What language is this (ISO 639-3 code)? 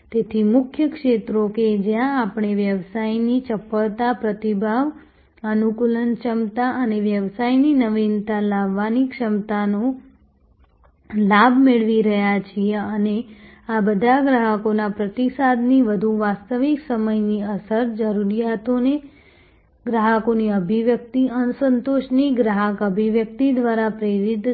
guj